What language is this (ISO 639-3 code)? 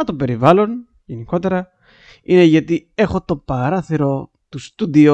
ell